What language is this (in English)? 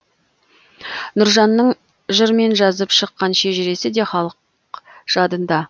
Kazakh